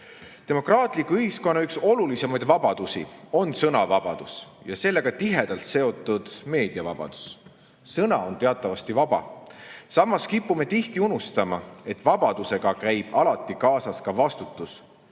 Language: Estonian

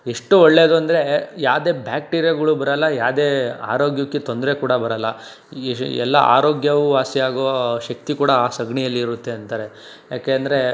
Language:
Kannada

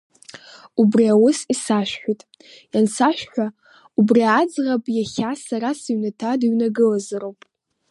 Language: Abkhazian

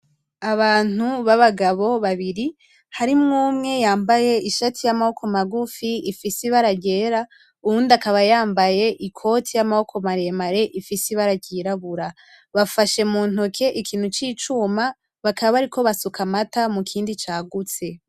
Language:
Rundi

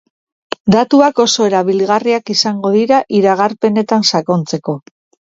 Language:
Basque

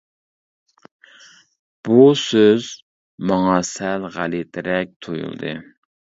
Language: Uyghur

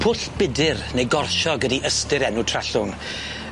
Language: Welsh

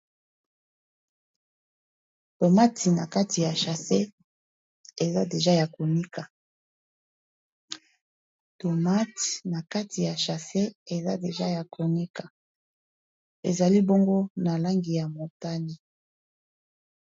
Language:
Lingala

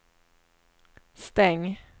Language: Swedish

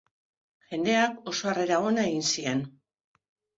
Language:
Basque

